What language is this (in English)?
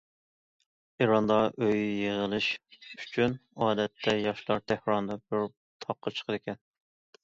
Uyghur